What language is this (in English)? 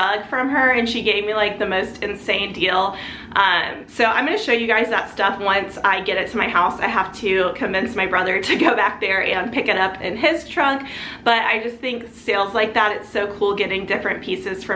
English